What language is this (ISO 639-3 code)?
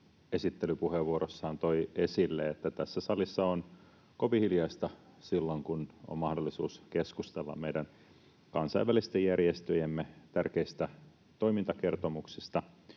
fin